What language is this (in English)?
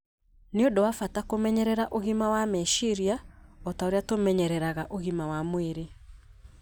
Kikuyu